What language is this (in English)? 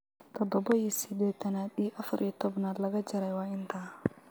Somali